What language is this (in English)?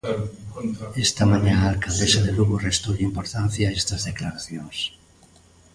Galician